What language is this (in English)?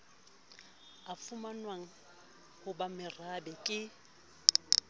Southern Sotho